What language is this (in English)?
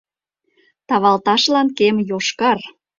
Mari